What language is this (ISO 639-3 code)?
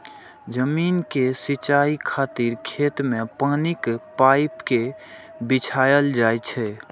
mai